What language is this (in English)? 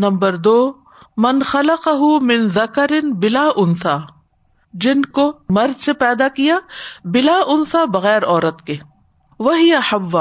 Urdu